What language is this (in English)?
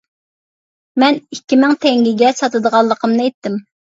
Uyghur